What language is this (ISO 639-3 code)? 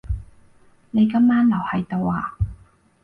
yue